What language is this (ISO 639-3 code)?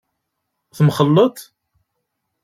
kab